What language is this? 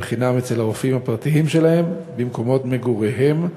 Hebrew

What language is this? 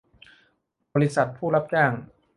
Thai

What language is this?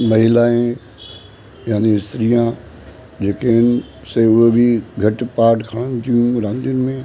Sindhi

